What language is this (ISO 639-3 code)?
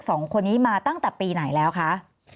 tha